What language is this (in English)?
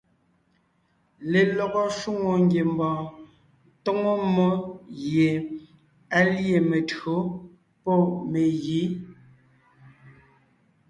Ngiemboon